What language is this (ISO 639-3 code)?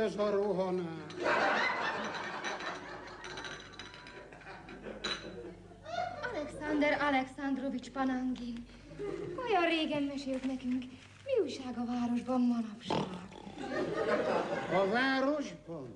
hun